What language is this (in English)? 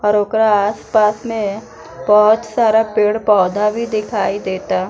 Bhojpuri